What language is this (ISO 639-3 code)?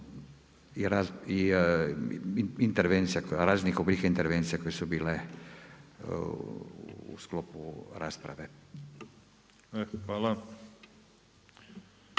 hrv